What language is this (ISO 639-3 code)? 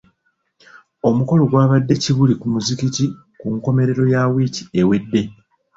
lug